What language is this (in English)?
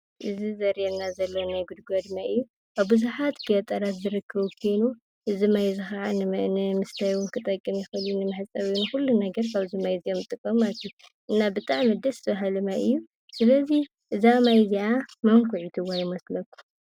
Tigrinya